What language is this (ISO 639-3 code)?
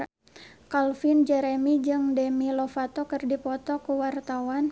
sun